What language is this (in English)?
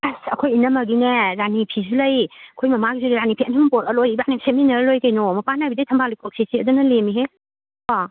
Manipuri